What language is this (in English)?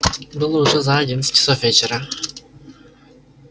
Russian